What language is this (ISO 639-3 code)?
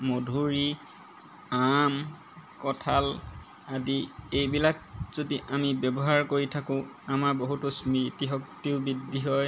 asm